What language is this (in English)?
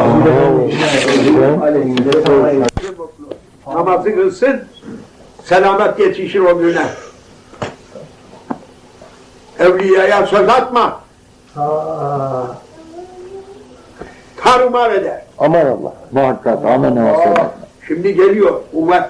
Turkish